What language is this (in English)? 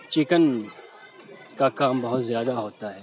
Urdu